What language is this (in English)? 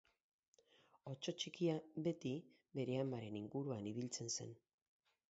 Basque